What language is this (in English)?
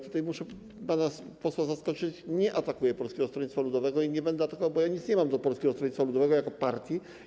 Polish